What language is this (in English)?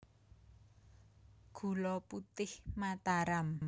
Javanese